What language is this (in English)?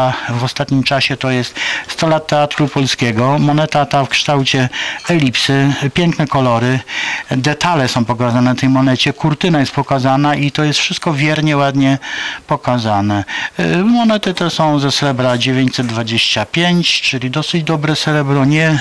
Polish